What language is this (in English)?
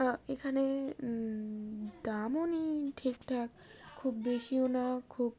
Bangla